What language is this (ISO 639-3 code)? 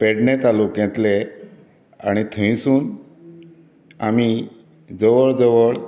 kok